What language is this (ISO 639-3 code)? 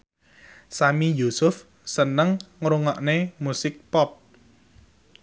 jav